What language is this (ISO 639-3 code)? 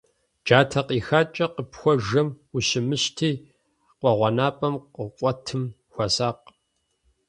kbd